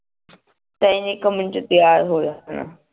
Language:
Punjabi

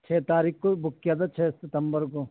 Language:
Urdu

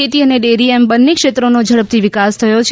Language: Gujarati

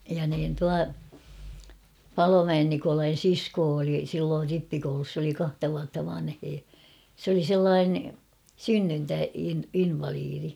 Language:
Finnish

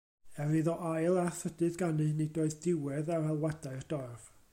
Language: Welsh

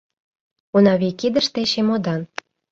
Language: Mari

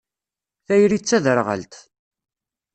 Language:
Kabyle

